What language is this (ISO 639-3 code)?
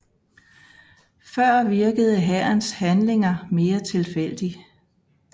dan